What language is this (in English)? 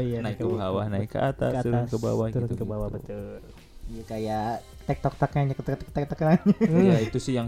Indonesian